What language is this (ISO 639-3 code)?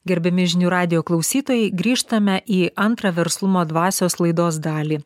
lit